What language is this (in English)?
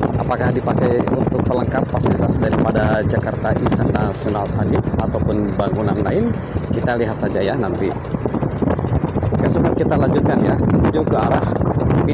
Indonesian